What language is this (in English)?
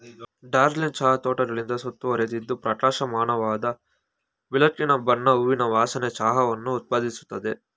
Kannada